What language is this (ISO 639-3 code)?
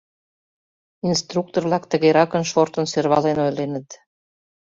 chm